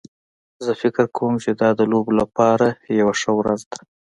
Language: Pashto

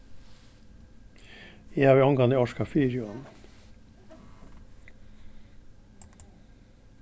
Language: Faroese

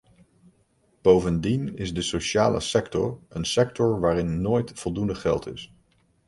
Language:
Dutch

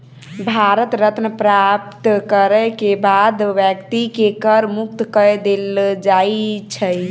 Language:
Maithili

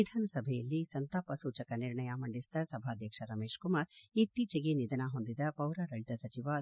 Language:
Kannada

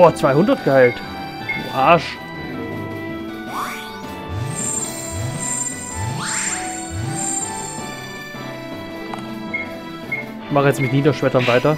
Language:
German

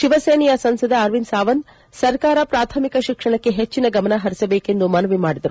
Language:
Kannada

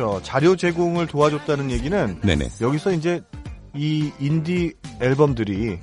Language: Korean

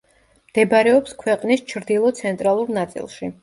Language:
Georgian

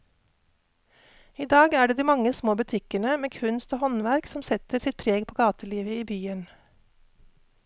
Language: Norwegian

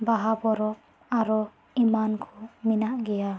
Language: Santali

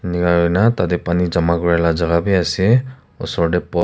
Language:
Naga Pidgin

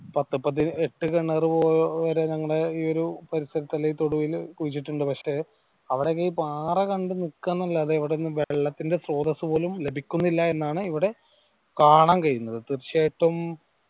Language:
Malayalam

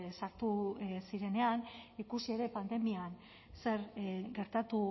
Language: Basque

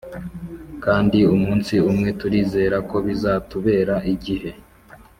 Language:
Kinyarwanda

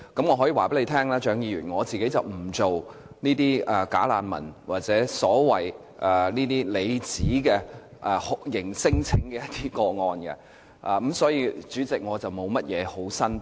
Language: Cantonese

